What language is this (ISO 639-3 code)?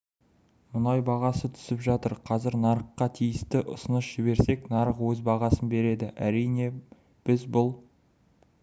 kaz